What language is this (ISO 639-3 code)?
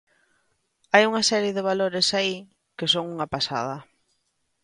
glg